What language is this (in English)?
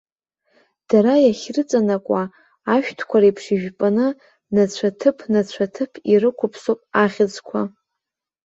Abkhazian